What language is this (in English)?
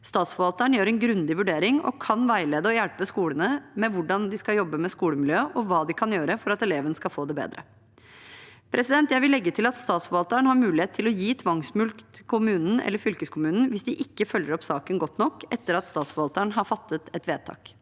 Norwegian